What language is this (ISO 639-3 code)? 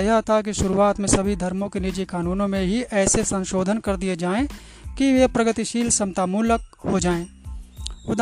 hin